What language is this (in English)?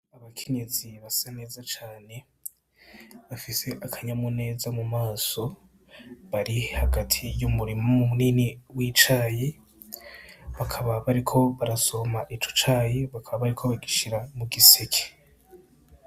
Rundi